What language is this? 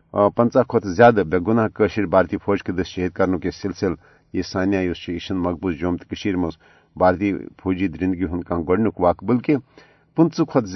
Urdu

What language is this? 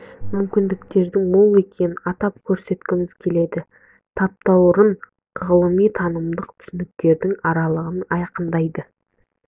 Kazakh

